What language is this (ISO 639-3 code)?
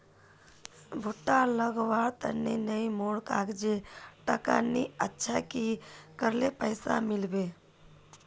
mag